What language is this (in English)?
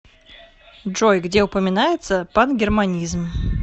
Russian